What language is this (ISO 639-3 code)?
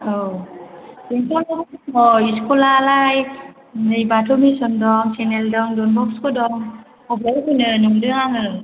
brx